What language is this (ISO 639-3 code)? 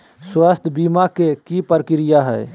mag